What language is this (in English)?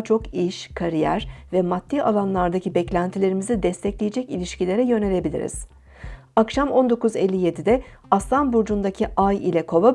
Turkish